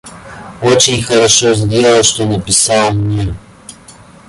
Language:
Russian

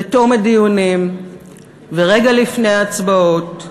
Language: Hebrew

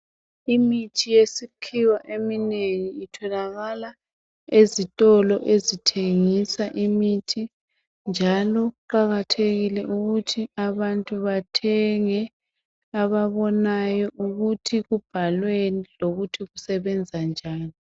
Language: North Ndebele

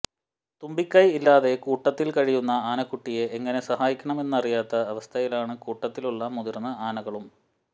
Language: Malayalam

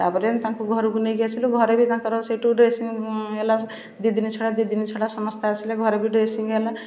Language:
Odia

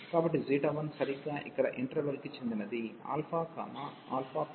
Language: Telugu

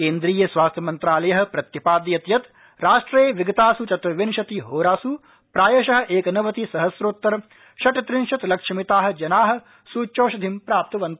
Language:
Sanskrit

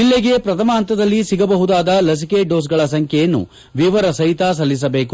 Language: Kannada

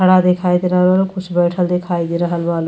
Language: Bhojpuri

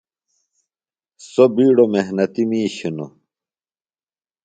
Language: Phalura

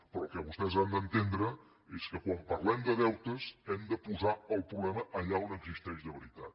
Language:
Catalan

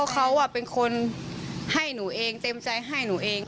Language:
Thai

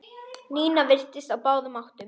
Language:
Icelandic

